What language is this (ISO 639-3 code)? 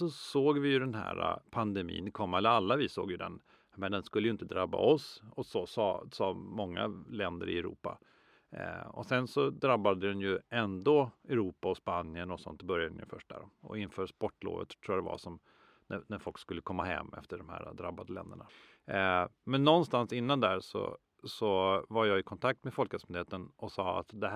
swe